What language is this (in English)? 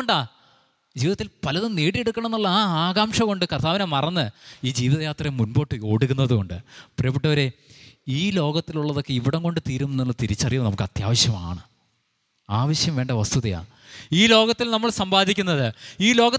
Malayalam